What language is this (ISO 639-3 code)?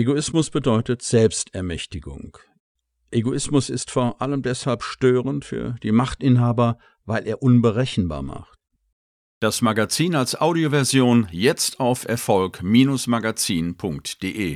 deu